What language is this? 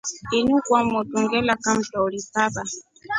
Rombo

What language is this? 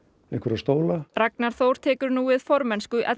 Icelandic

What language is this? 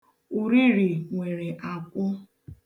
Igbo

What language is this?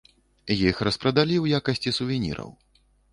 Belarusian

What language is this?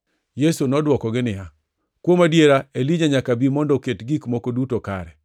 Luo (Kenya and Tanzania)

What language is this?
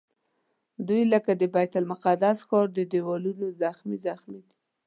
Pashto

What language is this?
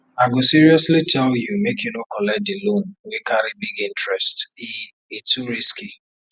Nigerian Pidgin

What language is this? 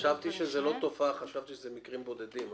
Hebrew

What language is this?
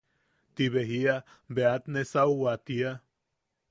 Yaqui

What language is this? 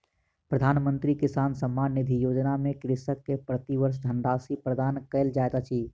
Maithili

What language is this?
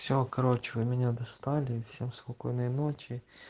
Russian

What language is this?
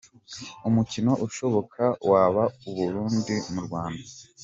Kinyarwanda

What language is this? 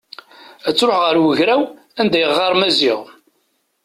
Kabyle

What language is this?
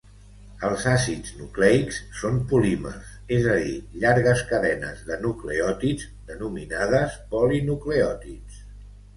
Catalan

